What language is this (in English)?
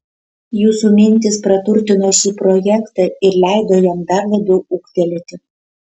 Lithuanian